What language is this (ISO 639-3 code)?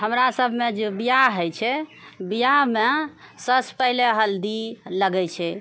mai